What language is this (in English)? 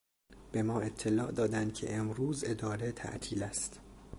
Persian